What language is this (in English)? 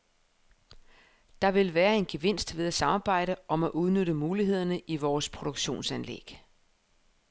Danish